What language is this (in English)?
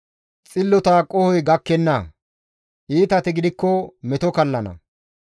Gamo